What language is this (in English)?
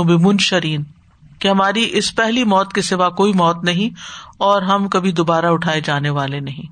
Urdu